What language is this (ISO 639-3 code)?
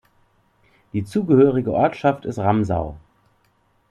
deu